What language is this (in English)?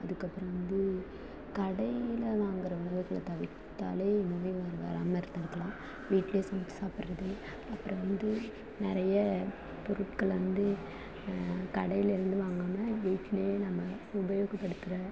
Tamil